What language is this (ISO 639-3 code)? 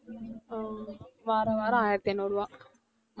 tam